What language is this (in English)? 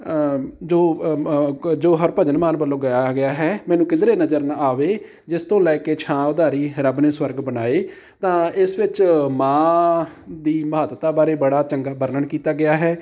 Punjabi